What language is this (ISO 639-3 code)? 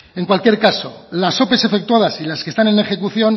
spa